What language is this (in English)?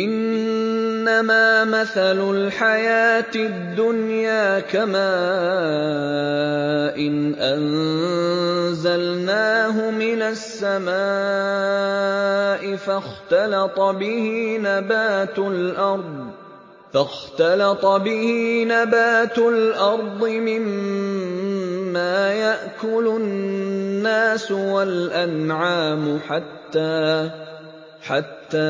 Arabic